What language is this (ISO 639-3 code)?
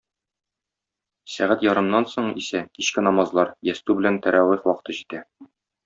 tat